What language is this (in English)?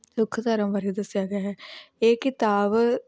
Punjabi